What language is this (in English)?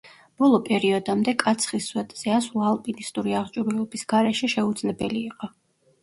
Georgian